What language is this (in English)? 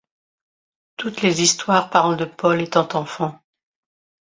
French